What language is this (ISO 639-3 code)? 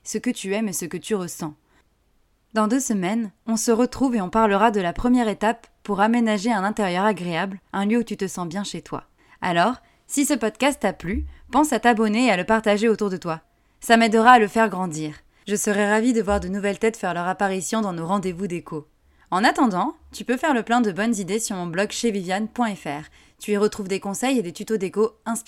fra